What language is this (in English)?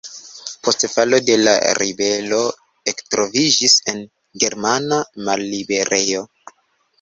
Esperanto